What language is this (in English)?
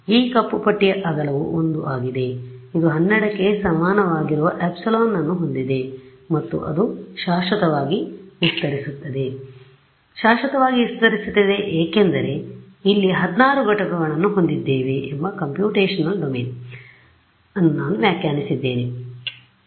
Kannada